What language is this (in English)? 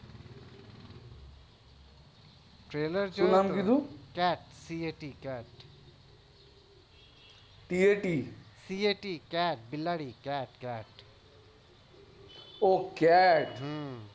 Gujarati